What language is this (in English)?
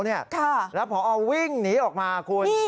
Thai